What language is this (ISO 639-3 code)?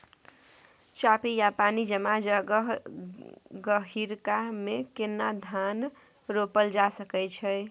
mai